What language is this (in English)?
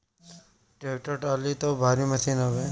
Bhojpuri